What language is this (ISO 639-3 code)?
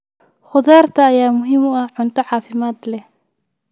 som